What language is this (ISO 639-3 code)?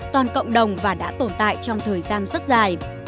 vie